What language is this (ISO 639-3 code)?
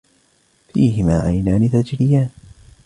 ara